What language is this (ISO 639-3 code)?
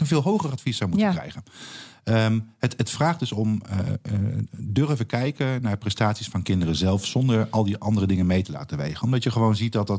nld